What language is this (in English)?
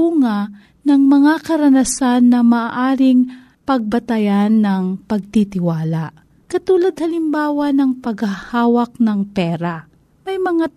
Filipino